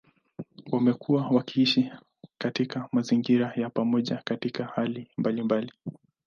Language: Swahili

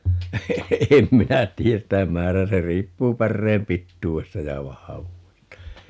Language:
Finnish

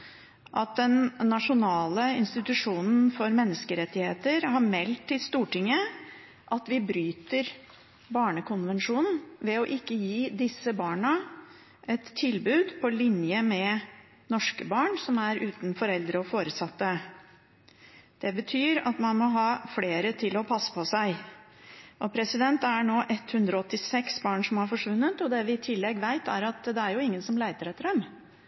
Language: Norwegian Bokmål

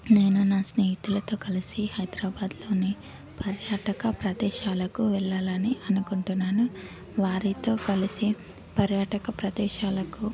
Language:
Telugu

